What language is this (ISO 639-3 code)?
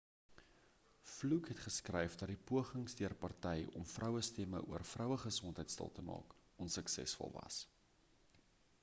afr